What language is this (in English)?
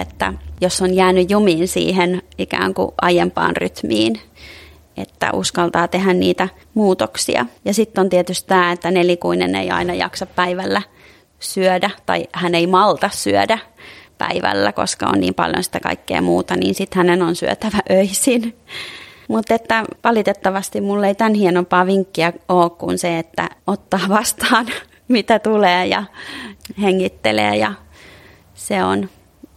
Finnish